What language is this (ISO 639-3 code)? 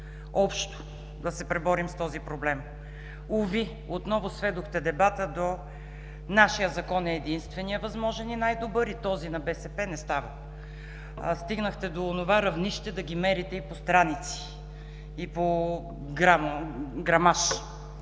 bul